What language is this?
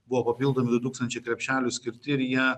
Lithuanian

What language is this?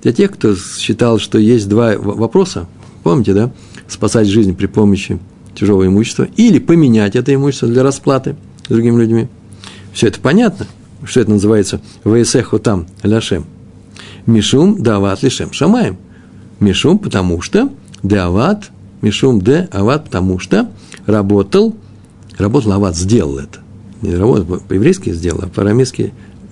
Russian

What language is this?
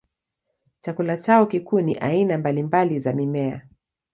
Swahili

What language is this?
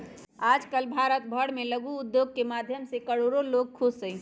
Magahi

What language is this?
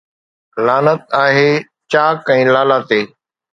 Sindhi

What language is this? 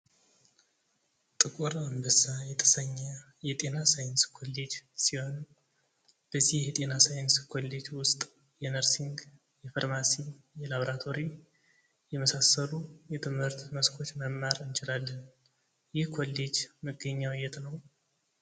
Amharic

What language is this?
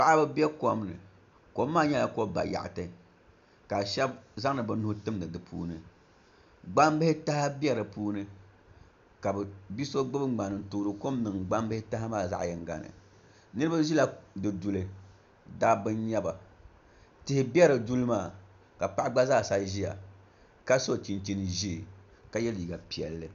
Dagbani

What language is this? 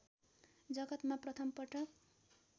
Nepali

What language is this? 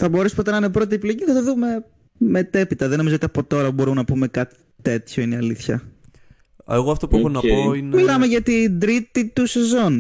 Greek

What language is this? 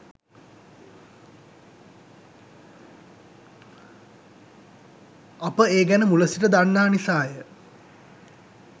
Sinhala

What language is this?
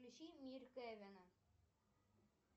Russian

